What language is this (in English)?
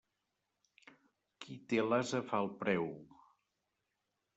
Catalan